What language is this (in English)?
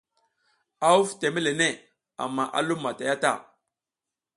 South Giziga